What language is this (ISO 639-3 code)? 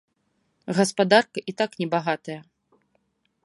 bel